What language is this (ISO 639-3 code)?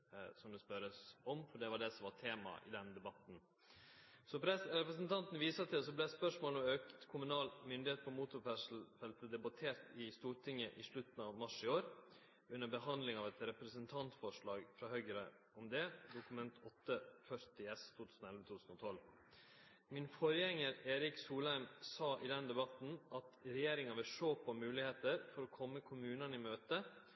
nno